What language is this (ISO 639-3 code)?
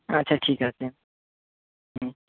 ben